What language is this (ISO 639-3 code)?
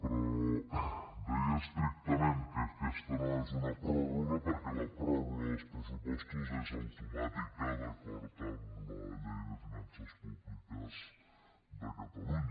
cat